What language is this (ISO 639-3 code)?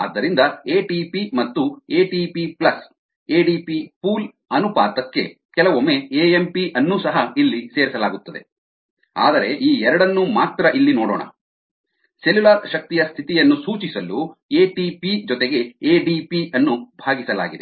kan